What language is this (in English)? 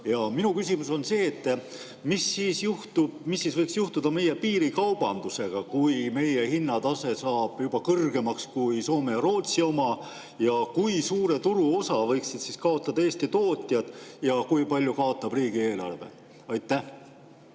Estonian